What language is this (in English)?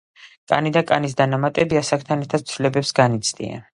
Georgian